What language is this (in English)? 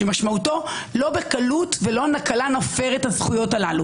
Hebrew